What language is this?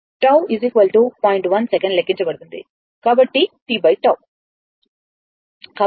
Telugu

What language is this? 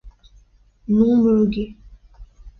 French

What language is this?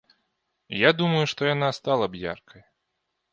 Belarusian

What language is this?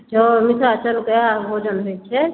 Maithili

